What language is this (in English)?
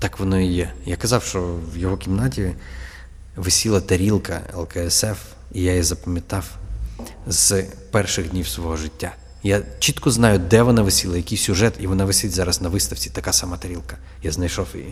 Ukrainian